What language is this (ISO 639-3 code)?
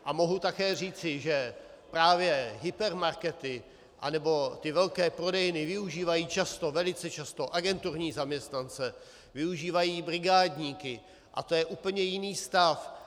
ces